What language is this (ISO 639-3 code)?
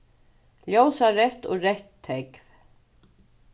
fao